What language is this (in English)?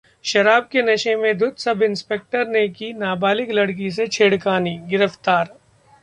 Hindi